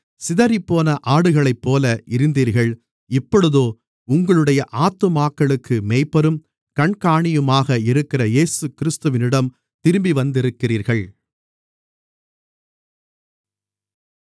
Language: Tamil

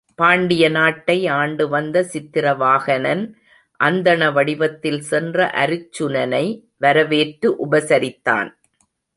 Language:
Tamil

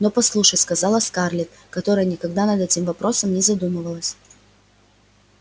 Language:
Russian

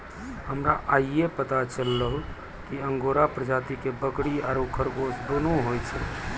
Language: Maithili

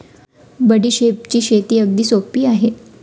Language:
Marathi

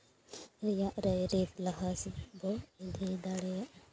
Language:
Santali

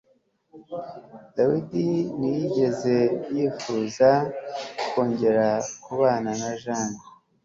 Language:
Kinyarwanda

